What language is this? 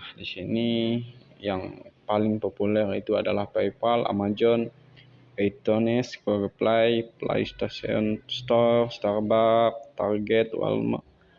Indonesian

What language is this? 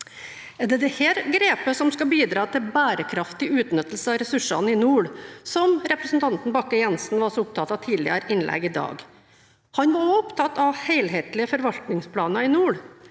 Norwegian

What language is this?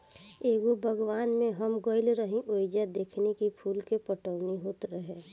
Bhojpuri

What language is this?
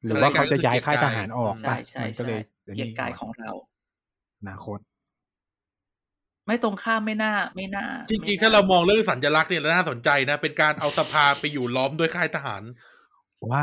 Thai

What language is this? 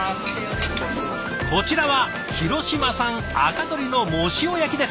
Japanese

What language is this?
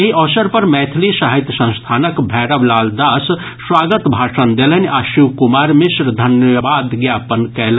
Maithili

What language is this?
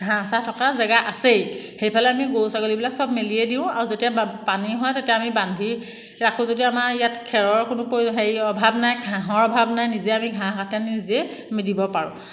Assamese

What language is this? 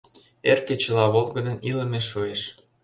Mari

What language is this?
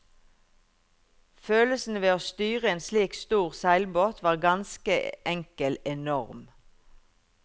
Norwegian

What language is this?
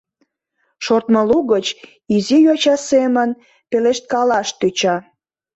Mari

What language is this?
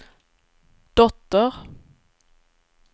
Swedish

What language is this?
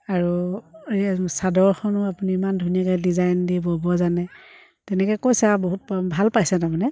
Assamese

